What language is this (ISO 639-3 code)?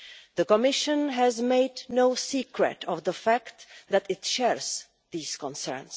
eng